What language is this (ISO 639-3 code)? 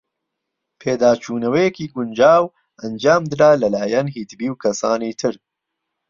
ckb